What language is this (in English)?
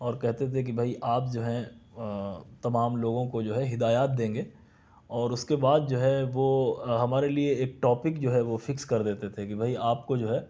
Urdu